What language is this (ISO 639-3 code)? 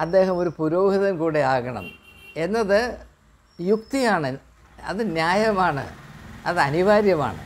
mal